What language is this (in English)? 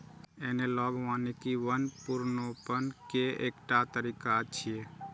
Maithili